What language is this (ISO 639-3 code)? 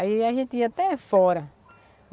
por